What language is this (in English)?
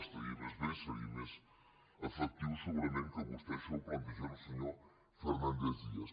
Catalan